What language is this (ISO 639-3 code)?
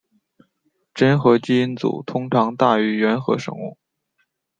zho